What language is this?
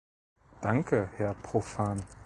German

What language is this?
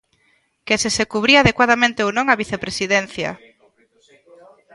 Galician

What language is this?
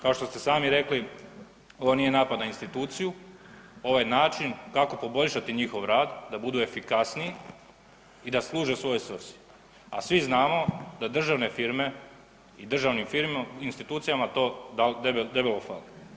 Croatian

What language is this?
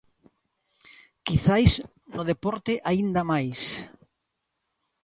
Galician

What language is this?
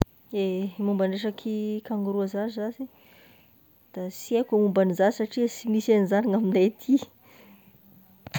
Tesaka Malagasy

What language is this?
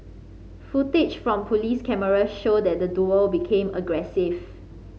English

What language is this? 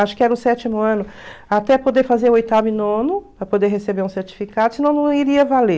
Portuguese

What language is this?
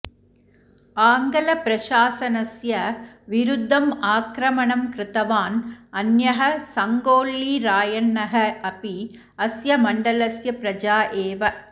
Sanskrit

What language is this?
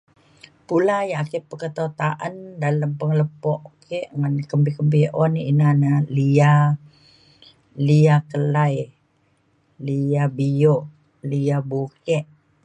Mainstream Kenyah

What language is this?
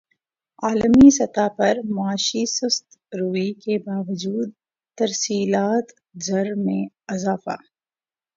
Urdu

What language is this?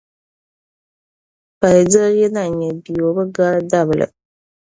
Dagbani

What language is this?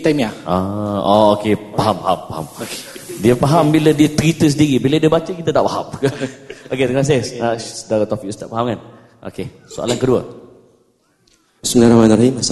Malay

